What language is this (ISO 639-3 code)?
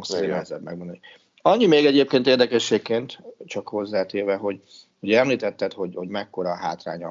hun